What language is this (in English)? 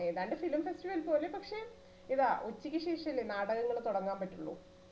Malayalam